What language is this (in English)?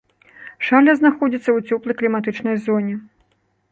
Belarusian